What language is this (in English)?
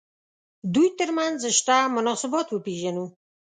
Pashto